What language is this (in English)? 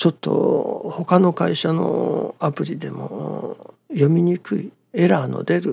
Japanese